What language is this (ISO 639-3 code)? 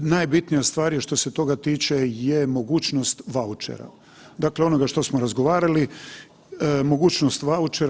hrv